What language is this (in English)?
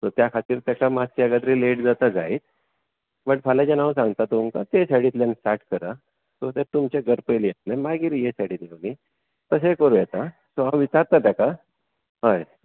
Konkani